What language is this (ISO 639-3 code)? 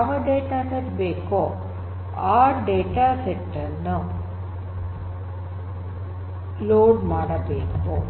kan